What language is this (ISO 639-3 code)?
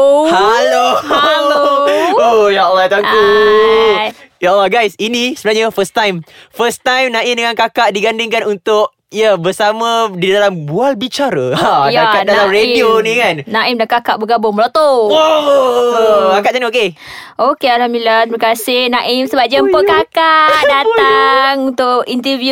msa